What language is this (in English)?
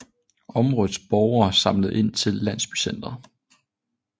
Danish